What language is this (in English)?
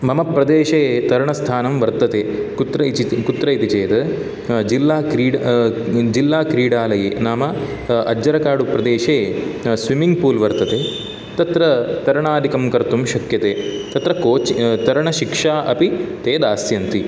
Sanskrit